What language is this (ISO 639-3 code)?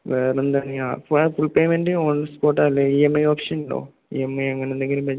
mal